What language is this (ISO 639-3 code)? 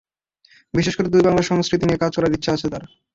ben